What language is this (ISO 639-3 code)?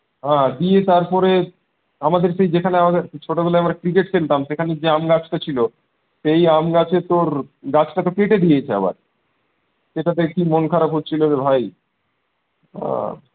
ben